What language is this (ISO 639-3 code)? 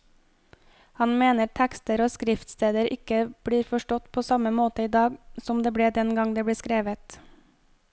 nor